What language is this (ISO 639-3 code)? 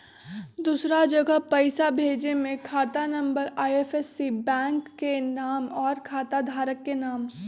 mag